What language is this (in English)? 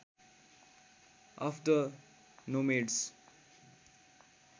Nepali